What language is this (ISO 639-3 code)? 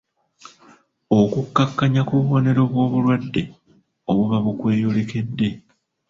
lug